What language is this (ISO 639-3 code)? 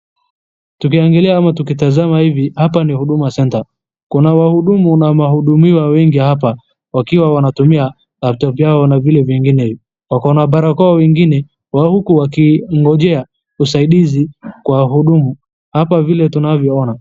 swa